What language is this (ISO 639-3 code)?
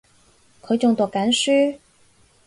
yue